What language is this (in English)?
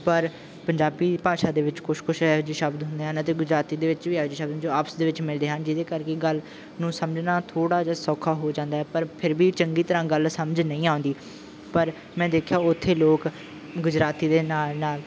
Punjabi